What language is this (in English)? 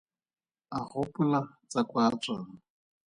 Tswana